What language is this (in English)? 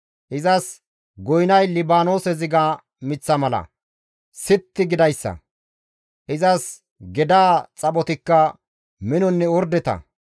Gamo